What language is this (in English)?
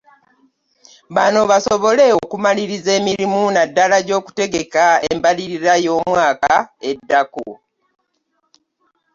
Ganda